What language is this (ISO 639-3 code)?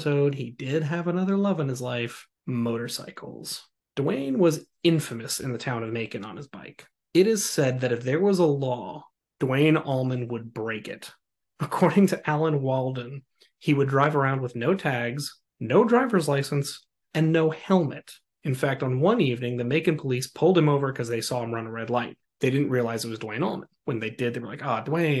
eng